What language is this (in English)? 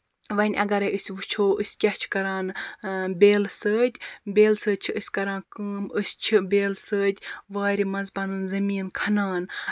Kashmiri